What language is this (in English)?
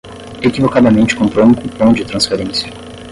Portuguese